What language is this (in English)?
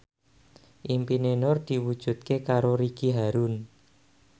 Javanese